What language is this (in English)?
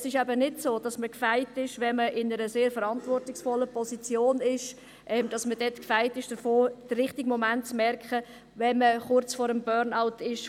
Swiss German